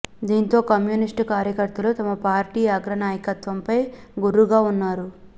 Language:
Telugu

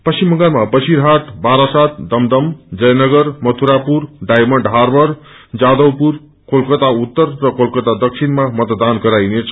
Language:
Nepali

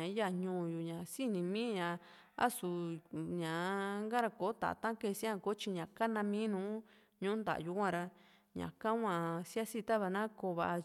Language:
Juxtlahuaca Mixtec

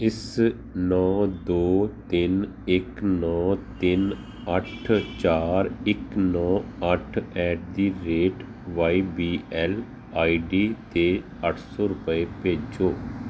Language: Punjabi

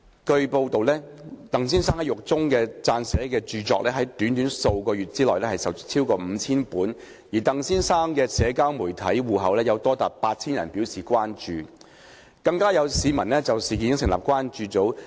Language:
Cantonese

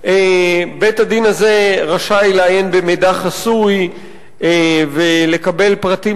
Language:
Hebrew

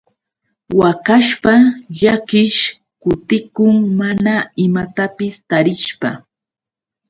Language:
Yauyos Quechua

